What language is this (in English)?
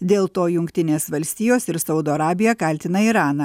Lithuanian